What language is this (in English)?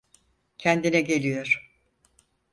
Turkish